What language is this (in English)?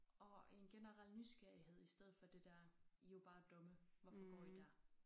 Danish